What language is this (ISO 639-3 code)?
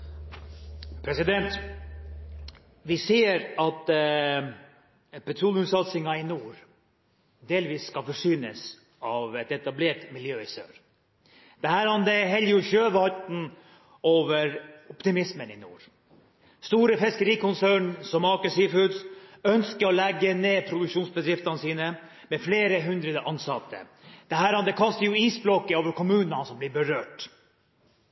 nob